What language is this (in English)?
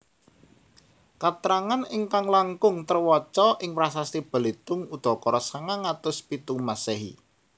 Javanese